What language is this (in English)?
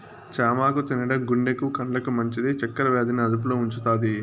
Telugu